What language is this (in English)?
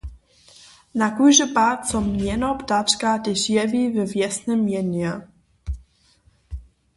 Upper Sorbian